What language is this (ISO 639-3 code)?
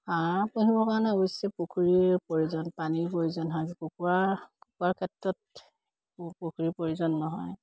asm